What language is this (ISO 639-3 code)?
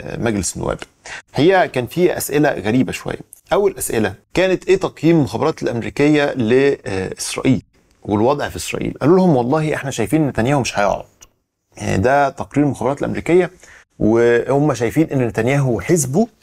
ara